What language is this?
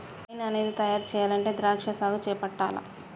Telugu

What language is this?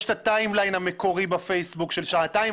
Hebrew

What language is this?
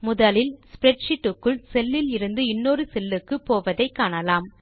Tamil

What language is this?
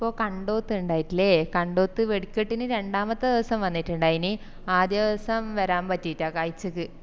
Malayalam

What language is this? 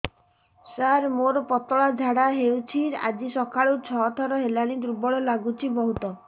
Odia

